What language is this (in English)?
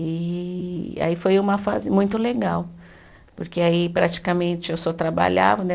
Portuguese